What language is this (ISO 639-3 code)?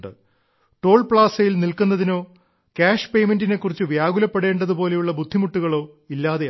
mal